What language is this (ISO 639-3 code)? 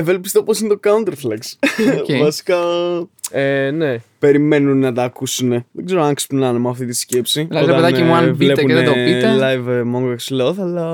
ell